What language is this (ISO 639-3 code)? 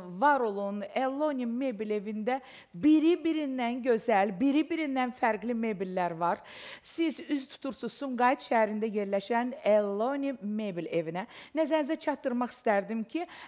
tur